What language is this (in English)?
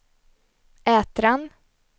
Swedish